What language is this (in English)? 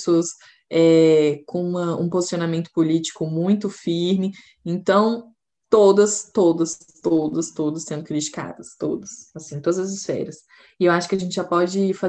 Portuguese